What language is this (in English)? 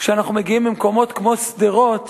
Hebrew